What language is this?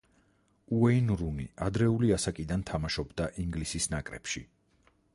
Georgian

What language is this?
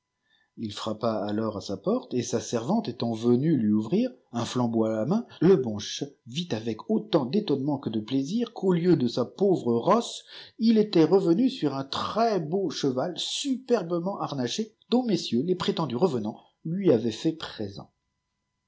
French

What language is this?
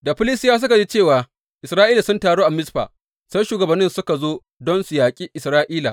Hausa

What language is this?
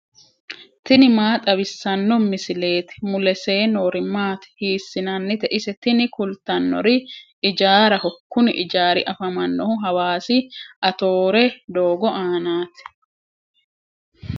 Sidamo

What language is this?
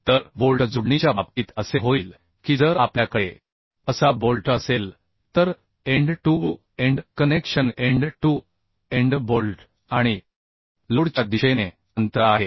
Marathi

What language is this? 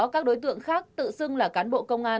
Vietnamese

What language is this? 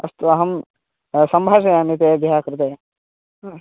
Sanskrit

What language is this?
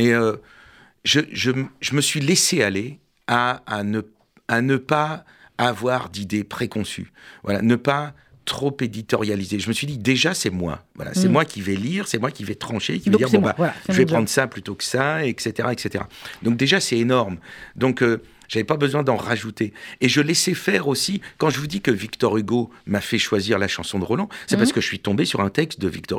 French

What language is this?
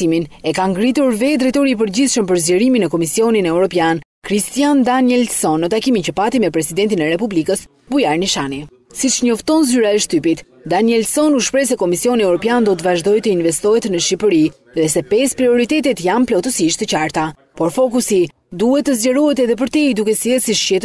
Dutch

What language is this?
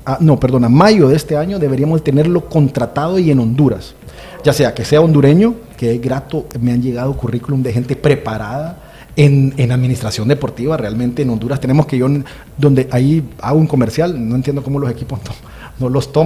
Spanish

